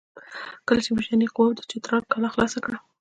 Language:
Pashto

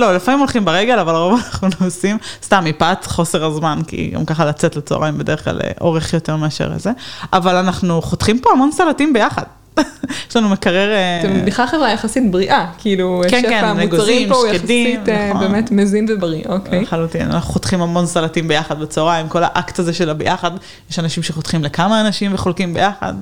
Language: Hebrew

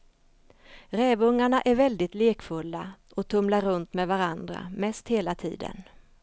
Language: Swedish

